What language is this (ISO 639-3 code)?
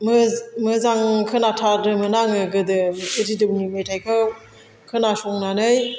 brx